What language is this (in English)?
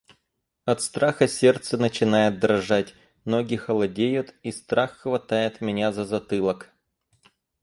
Russian